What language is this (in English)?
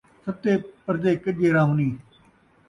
Saraiki